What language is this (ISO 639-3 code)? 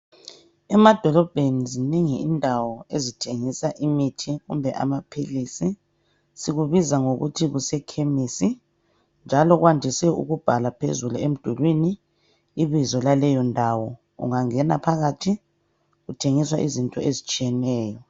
nde